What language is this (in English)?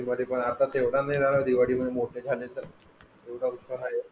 Marathi